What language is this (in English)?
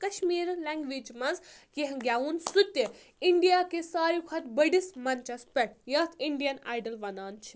Kashmiri